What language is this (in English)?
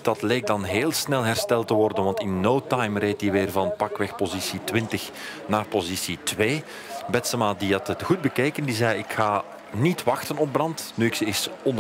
Dutch